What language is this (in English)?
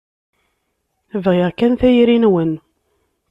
Kabyle